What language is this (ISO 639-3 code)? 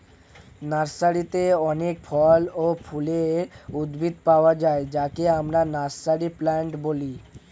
ben